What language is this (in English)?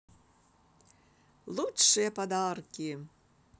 Russian